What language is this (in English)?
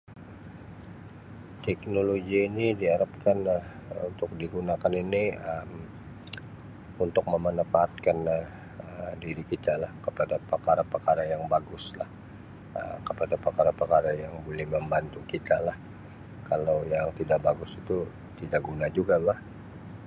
Sabah Malay